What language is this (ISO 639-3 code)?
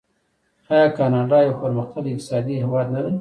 pus